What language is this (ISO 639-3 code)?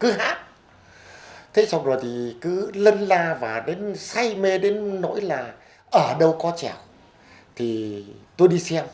vie